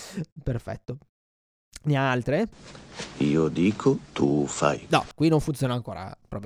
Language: Italian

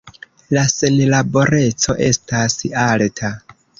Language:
Esperanto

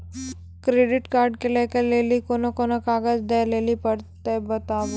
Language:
Maithili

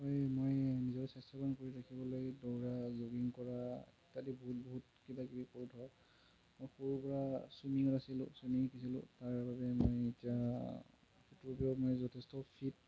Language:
Assamese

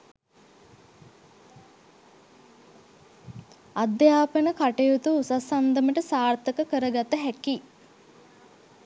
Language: Sinhala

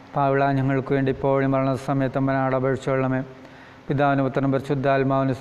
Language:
Malayalam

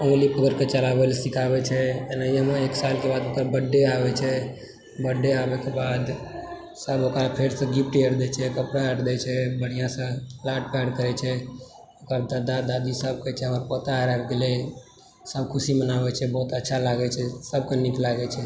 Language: Maithili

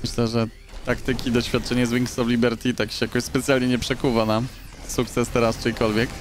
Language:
Polish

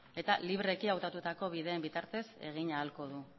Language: Basque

